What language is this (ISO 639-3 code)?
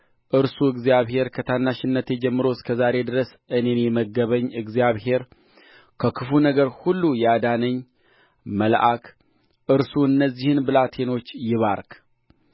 amh